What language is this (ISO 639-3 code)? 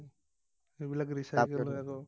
asm